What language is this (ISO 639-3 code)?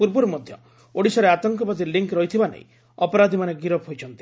ori